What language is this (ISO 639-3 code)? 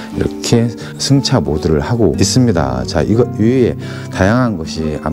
kor